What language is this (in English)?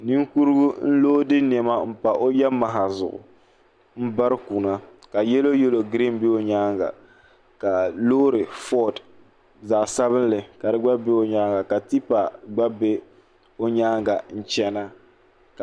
Dagbani